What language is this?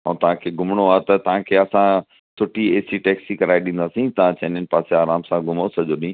Sindhi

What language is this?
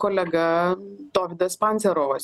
Lithuanian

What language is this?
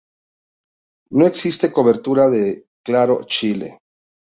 Spanish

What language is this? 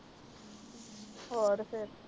Punjabi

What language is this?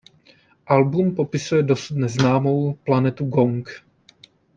Czech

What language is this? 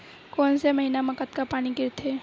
Chhattisgarhi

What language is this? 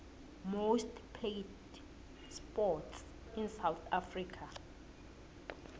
South Ndebele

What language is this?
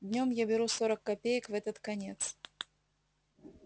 Russian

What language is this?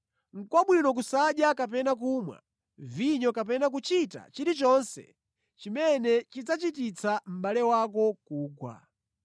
Nyanja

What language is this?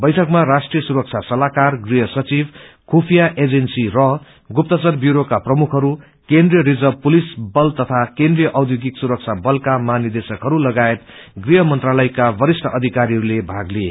Nepali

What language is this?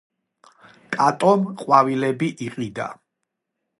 Georgian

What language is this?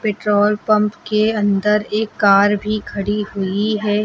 Hindi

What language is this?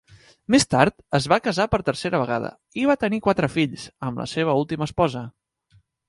Catalan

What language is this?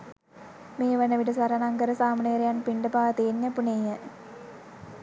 Sinhala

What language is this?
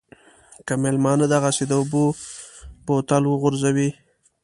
Pashto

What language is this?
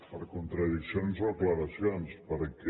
Catalan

